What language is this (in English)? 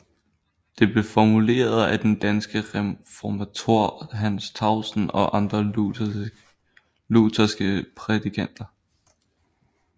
Danish